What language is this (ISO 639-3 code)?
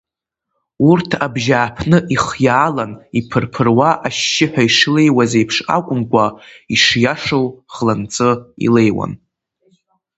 abk